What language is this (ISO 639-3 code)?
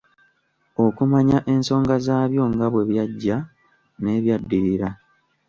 lug